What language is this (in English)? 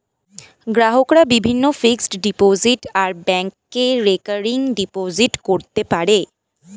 Bangla